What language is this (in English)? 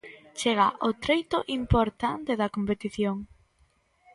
Galician